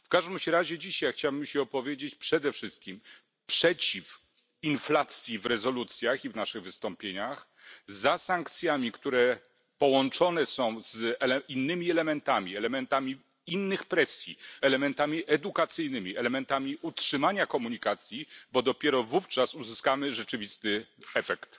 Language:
Polish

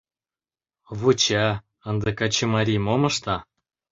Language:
Mari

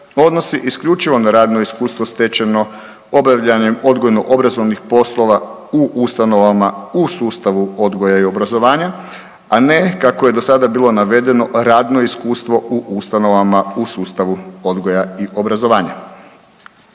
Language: Croatian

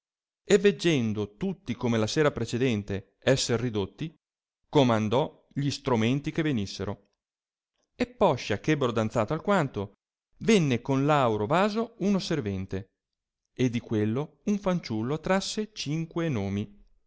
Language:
Italian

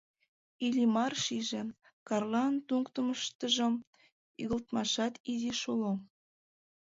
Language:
Mari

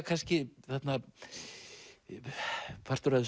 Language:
Icelandic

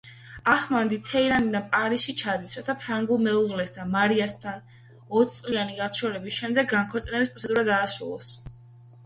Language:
Georgian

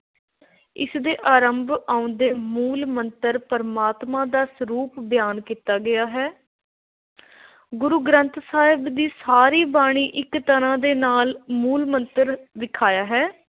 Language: Punjabi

